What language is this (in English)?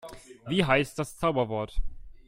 German